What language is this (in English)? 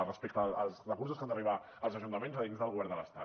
Catalan